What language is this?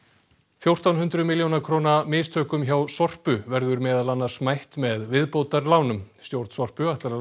Icelandic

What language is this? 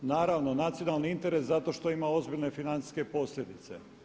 Croatian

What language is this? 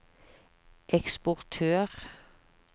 Norwegian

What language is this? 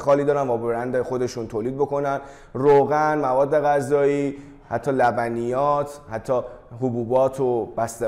Persian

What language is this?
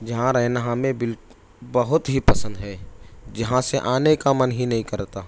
Urdu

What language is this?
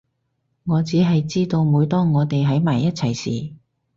Cantonese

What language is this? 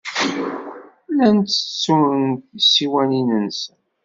Kabyle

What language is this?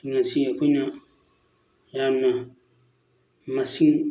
Manipuri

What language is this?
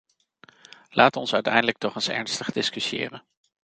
Dutch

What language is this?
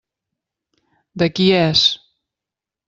Catalan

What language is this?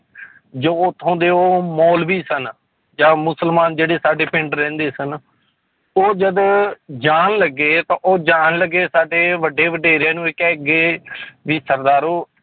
Punjabi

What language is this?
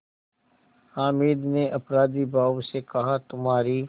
Hindi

